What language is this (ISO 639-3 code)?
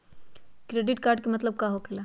mag